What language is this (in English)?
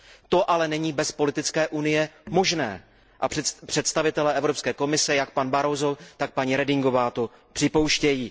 Czech